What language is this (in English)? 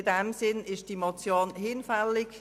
Swiss German